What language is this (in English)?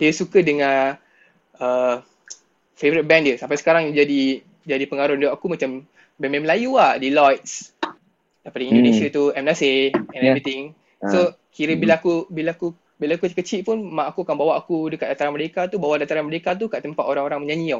Malay